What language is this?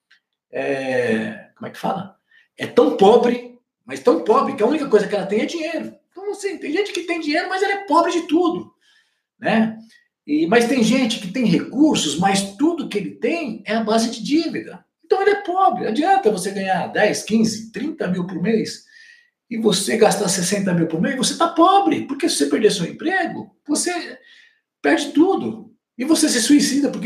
Portuguese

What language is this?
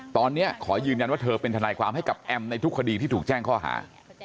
Thai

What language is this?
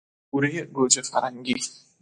Persian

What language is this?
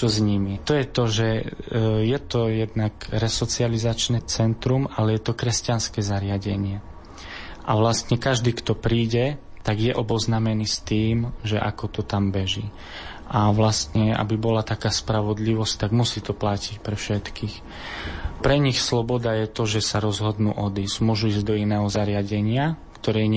Slovak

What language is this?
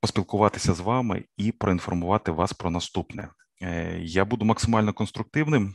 Ukrainian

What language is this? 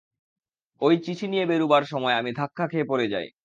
Bangla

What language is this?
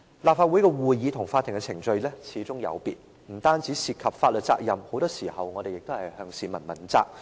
Cantonese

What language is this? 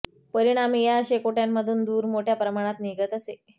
Marathi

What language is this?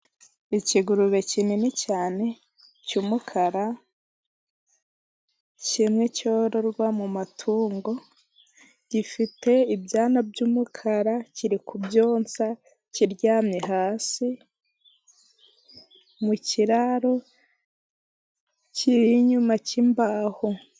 Kinyarwanda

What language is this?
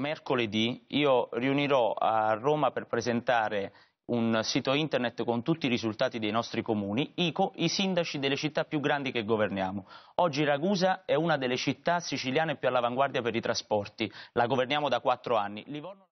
Italian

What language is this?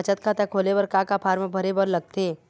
Chhattisgarhi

